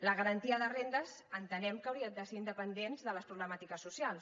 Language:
Catalan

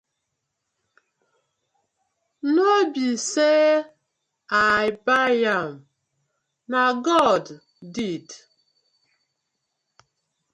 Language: Nigerian Pidgin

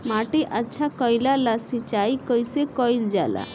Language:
Bhojpuri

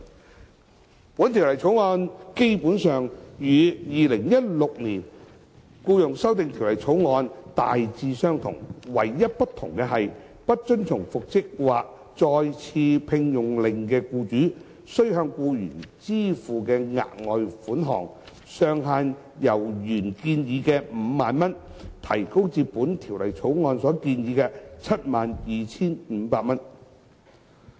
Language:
Cantonese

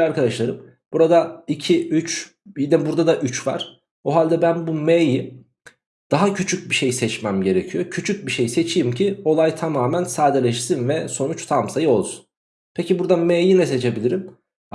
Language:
Turkish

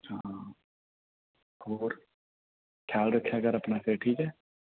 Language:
Punjabi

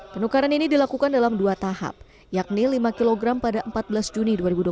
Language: Indonesian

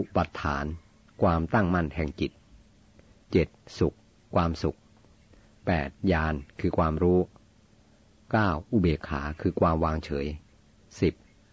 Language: Thai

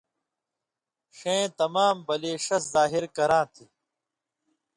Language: Indus Kohistani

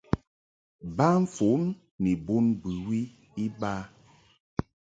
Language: Mungaka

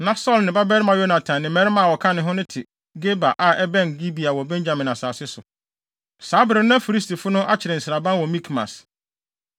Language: Akan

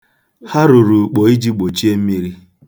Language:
Igbo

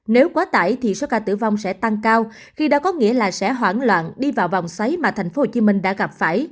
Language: Vietnamese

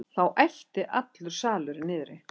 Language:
Icelandic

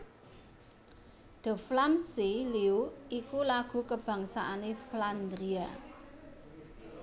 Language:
Javanese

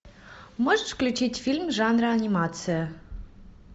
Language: Russian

